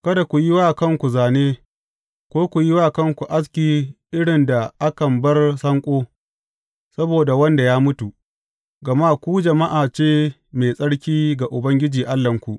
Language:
Hausa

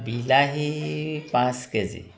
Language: Assamese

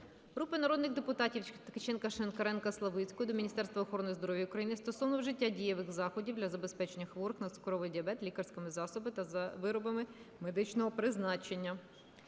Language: Ukrainian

